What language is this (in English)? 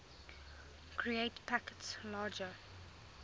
English